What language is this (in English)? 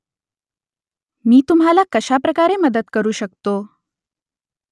Marathi